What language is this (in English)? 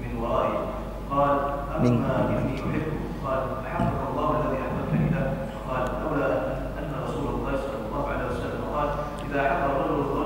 Malay